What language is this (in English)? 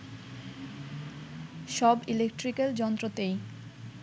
Bangla